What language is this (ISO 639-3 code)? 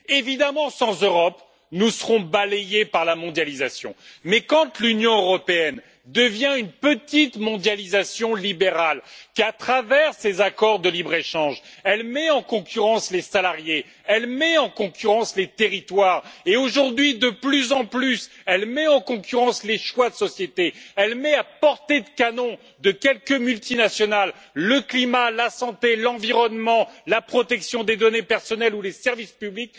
fra